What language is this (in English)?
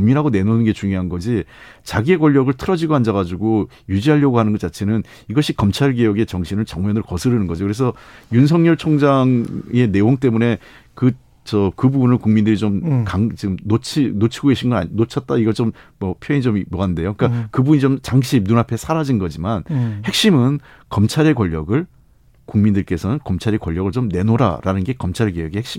Korean